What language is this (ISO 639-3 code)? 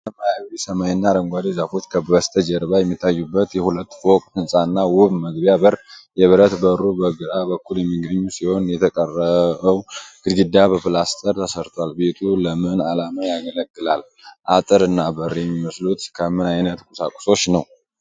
amh